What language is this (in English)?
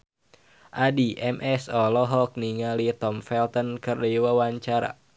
Sundanese